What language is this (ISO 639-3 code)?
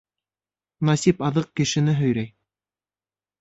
bak